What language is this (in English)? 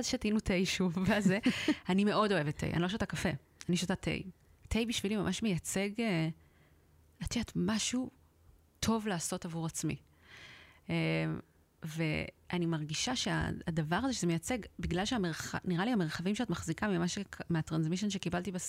Hebrew